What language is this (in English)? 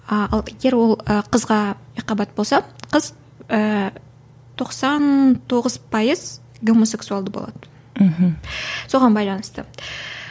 Kazakh